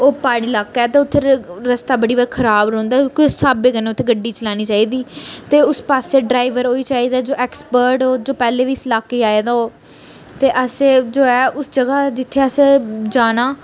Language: Dogri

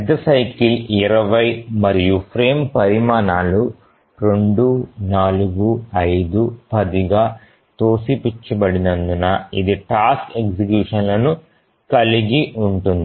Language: Telugu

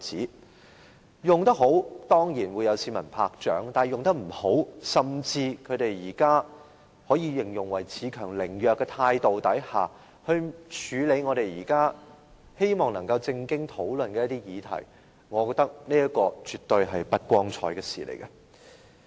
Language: Cantonese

